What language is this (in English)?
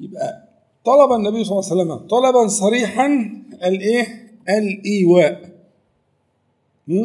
Arabic